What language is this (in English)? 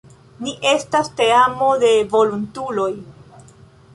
Esperanto